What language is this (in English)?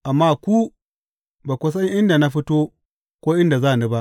Hausa